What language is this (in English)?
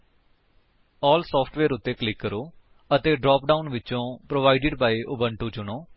Punjabi